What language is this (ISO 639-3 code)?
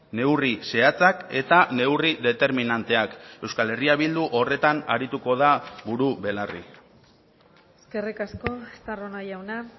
eus